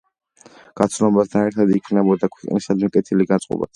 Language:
Georgian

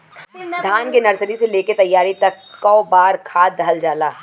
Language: Bhojpuri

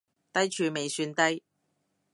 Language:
Cantonese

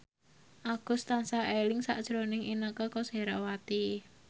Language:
Javanese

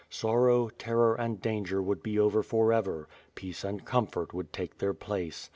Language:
English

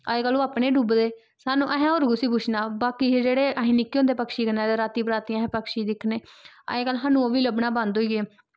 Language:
Dogri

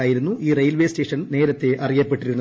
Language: Malayalam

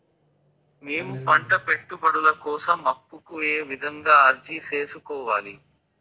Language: Telugu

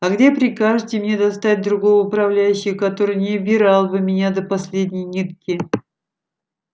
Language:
Russian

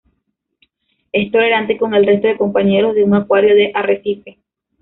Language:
Spanish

